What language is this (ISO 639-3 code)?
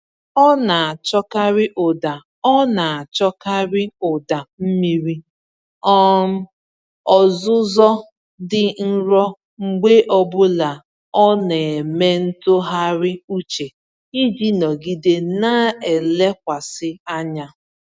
ibo